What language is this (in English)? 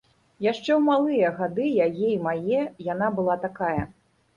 Belarusian